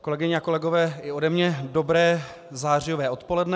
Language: Czech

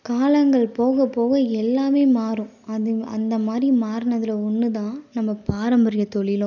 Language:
Tamil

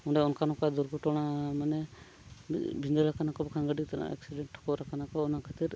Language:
Santali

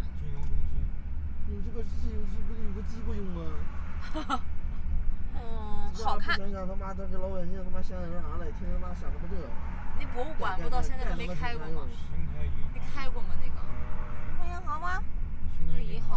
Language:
Chinese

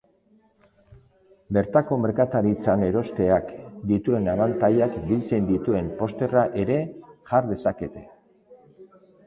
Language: Basque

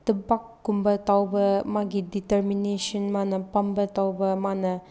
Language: Manipuri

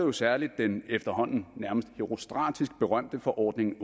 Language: Danish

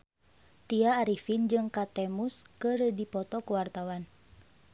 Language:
Sundanese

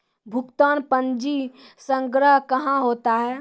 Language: Maithili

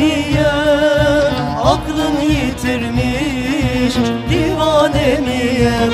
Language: Turkish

